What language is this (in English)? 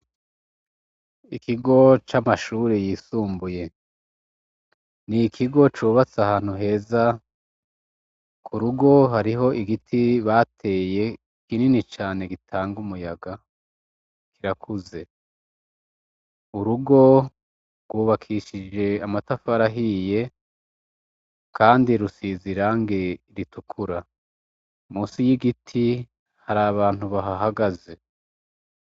Rundi